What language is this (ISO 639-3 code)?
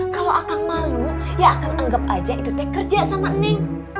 ind